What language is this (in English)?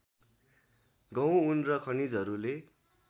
Nepali